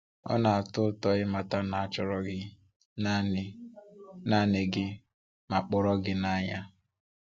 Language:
Igbo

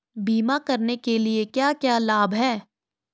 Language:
Hindi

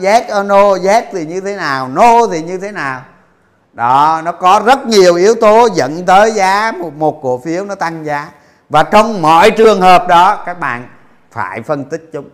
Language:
Vietnamese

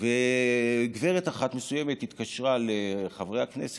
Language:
Hebrew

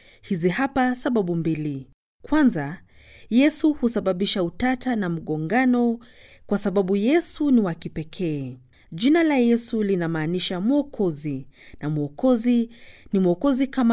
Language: Swahili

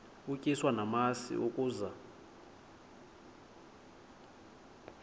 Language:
Xhosa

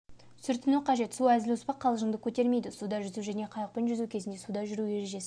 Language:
Kazakh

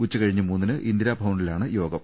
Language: Malayalam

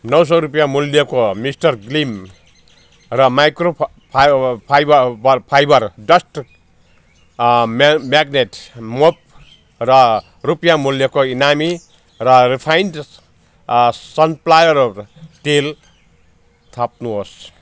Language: Nepali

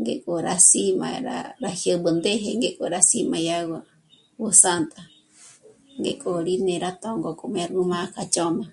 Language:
Michoacán Mazahua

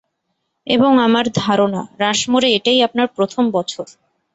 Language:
Bangla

